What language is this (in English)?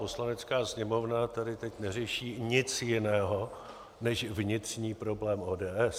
Czech